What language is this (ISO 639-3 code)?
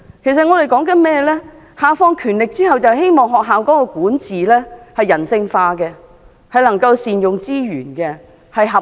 yue